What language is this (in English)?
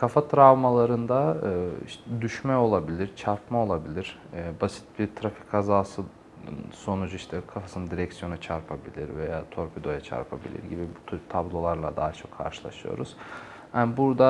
Turkish